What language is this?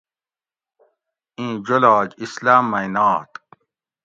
Gawri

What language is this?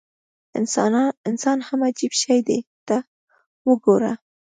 Pashto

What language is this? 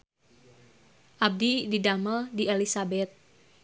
Sundanese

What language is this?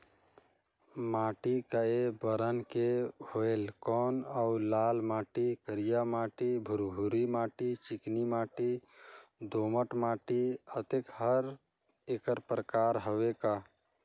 Chhattisgarhi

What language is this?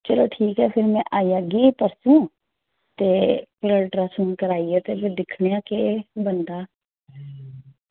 Dogri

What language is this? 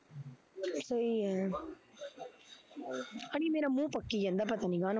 Punjabi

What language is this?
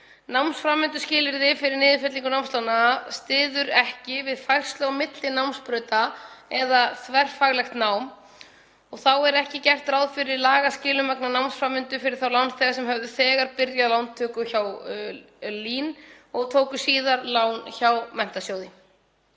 Icelandic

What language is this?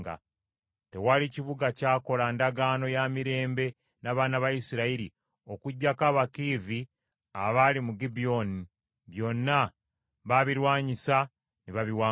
Ganda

